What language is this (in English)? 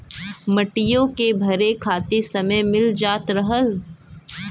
Bhojpuri